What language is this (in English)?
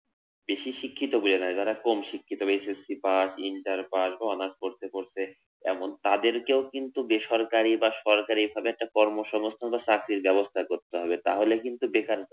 Bangla